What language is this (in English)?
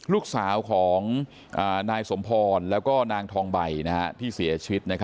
Thai